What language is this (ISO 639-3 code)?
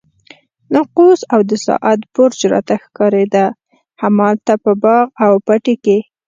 pus